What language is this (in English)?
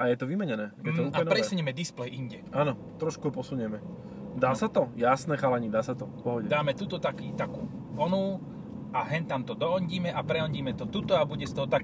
Slovak